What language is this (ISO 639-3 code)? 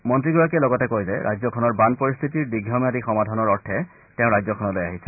asm